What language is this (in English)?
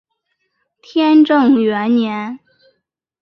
Chinese